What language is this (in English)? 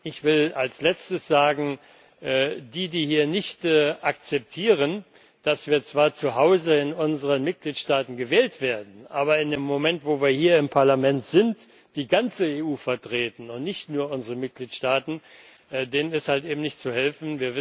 German